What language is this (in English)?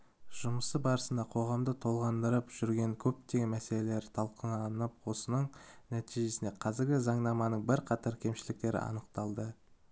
Kazakh